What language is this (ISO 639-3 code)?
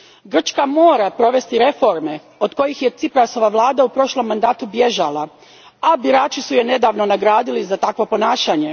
hrv